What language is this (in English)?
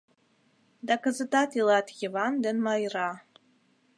Mari